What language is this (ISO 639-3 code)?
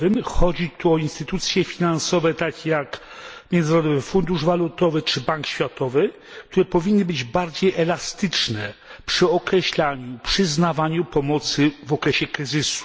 pol